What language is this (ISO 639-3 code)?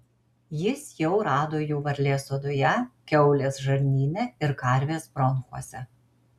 lit